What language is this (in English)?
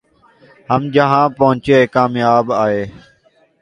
Urdu